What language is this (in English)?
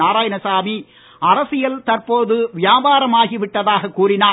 Tamil